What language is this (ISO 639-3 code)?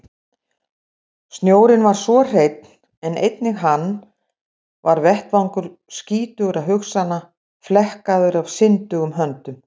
isl